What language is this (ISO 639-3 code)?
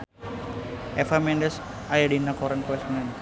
sun